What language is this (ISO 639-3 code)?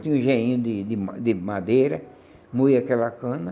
por